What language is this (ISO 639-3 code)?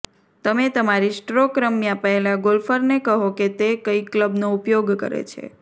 guj